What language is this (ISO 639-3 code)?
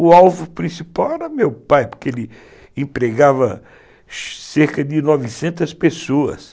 por